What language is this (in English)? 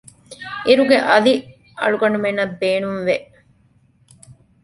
Divehi